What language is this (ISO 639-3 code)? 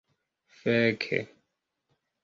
epo